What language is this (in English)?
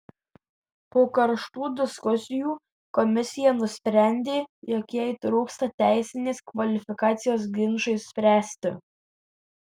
Lithuanian